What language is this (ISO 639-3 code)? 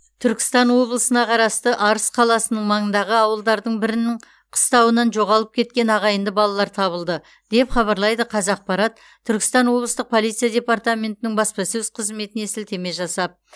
kaz